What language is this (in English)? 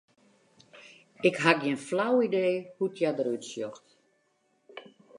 Western Frisian